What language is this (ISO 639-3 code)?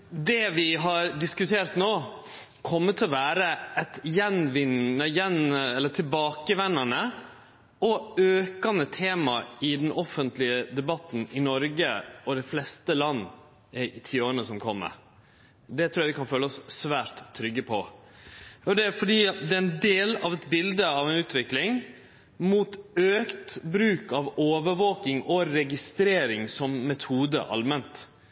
nno